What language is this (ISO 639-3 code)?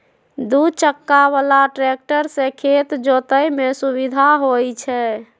mag